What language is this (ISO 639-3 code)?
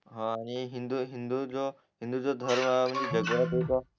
mar